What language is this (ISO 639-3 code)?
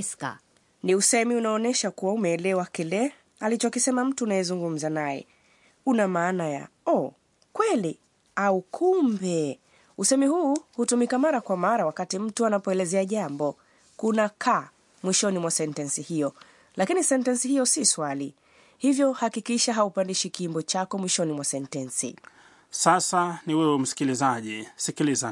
swa